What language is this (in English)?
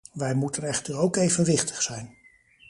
Dutch